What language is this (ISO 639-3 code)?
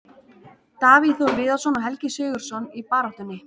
isl